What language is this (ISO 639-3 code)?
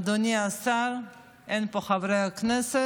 heb